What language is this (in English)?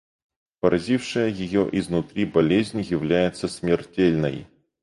Russian